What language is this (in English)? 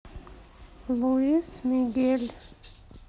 Russian